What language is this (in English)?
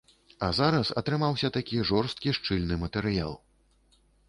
Belarusian